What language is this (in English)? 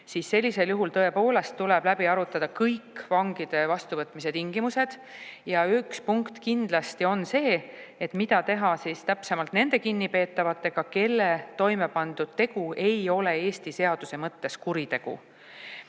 Estonian